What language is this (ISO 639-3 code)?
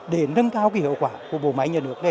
vie